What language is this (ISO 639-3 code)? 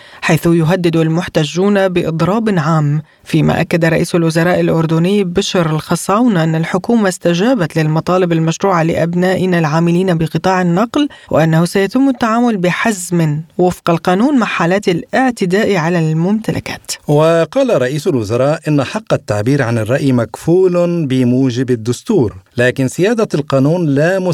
ara